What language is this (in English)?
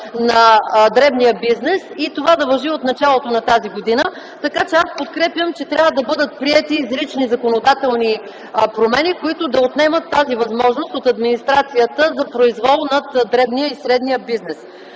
Bulgarian